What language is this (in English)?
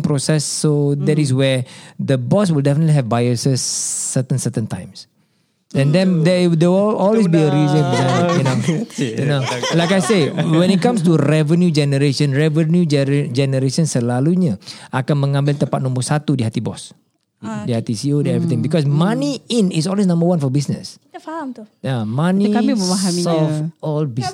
Malay